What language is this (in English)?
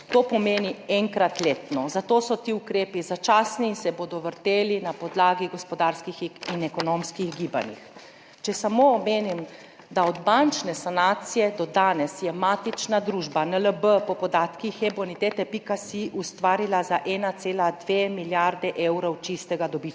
Slovenian